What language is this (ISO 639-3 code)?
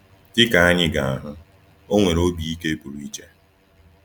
ibo